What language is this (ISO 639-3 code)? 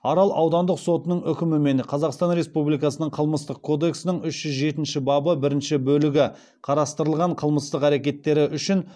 kaz